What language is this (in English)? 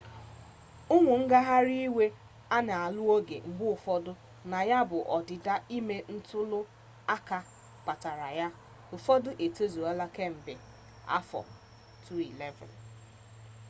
Igbo